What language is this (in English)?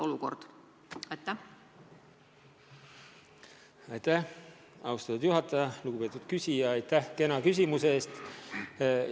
Estonian